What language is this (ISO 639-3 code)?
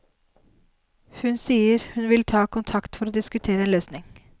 nor